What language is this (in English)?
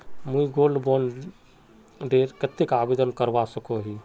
Magahi